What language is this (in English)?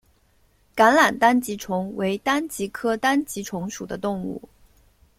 Chinese